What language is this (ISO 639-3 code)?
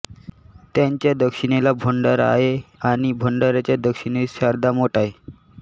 mar